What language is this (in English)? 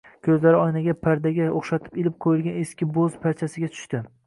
Uzbek